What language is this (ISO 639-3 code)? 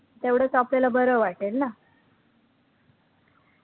mar